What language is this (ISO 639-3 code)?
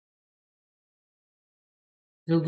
kat